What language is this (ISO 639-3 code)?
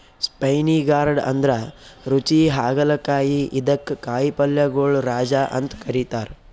kan